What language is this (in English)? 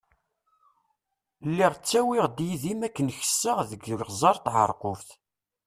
Kabyle